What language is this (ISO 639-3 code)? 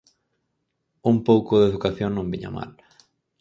glg